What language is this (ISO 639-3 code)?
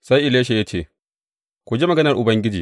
hau